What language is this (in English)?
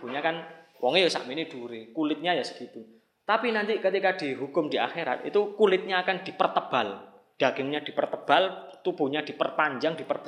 Indonesian